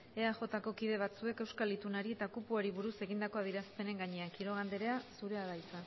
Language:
Basque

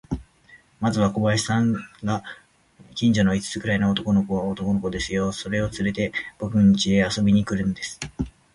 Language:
Japanese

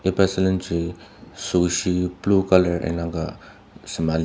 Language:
Ao Naga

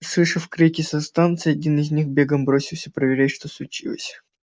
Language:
Russian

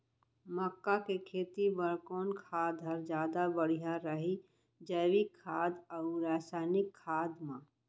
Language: Chhattisgarhi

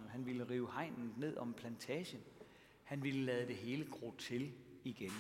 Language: Danish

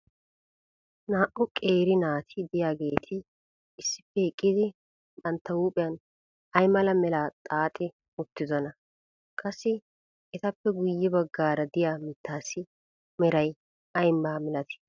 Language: Wolaytta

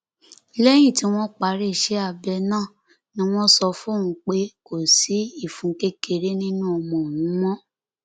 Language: Yoruba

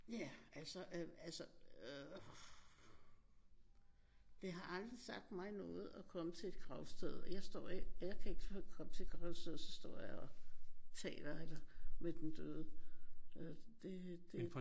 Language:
Danish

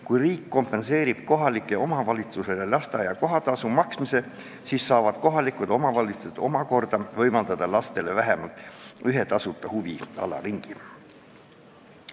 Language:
Estonian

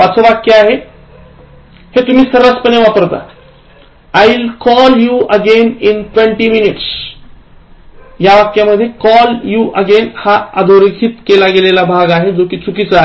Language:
Marathi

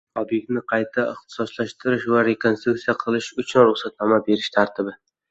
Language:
Uzbek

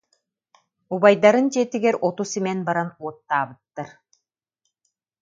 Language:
Yakut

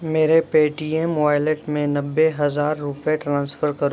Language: Urdu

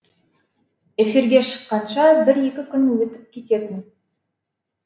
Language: Kazakh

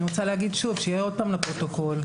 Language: Hebrew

